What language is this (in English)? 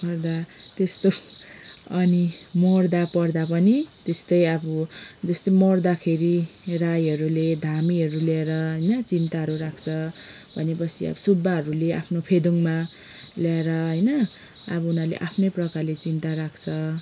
Nepali